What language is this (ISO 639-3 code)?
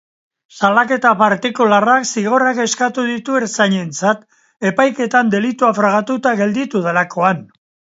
eus